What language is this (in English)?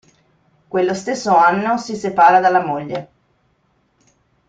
Italian